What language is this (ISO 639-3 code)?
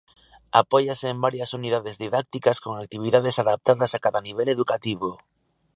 glg